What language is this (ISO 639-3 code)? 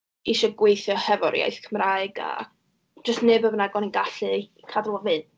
cym